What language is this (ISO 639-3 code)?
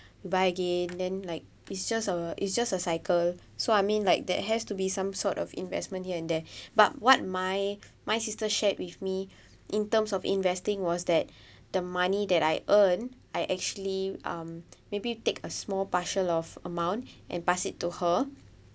eng